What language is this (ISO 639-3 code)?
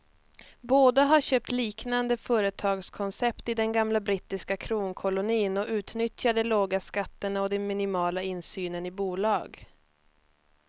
swe